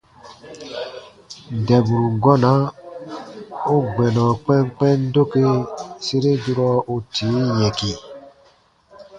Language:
Baatonum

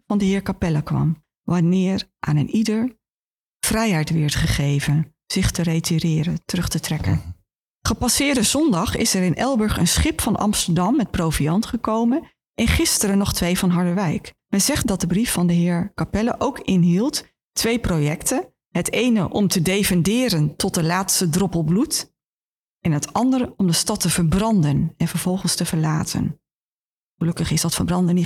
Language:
Dutch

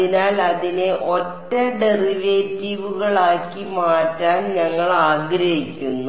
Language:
Malayalam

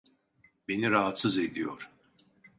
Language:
Turkish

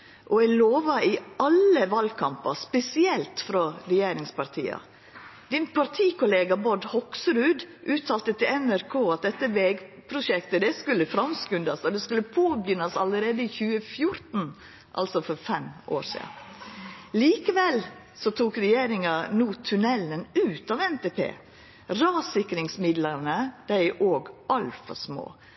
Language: Norwegian Nynorsk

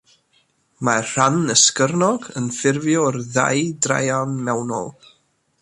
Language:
Welsh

